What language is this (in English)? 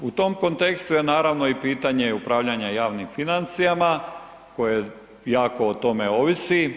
Croatian